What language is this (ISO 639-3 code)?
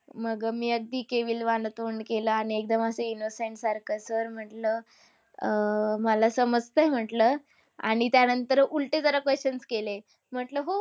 mar